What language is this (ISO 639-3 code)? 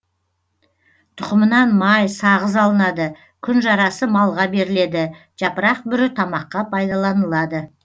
kaz